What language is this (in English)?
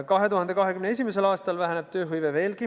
Estonian